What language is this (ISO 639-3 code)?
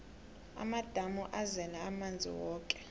nbl